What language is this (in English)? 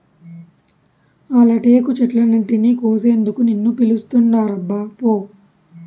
Telugu